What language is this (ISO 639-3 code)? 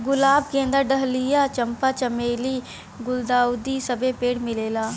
bho